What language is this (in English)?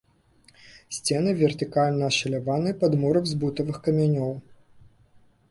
Belarusian